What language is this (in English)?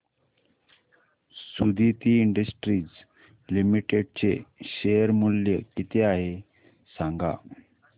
Marathi